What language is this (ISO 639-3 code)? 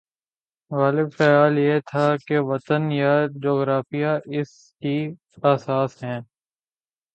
urd